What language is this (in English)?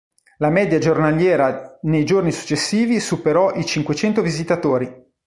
Italian